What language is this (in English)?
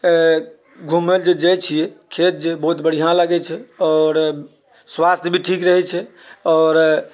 Maithili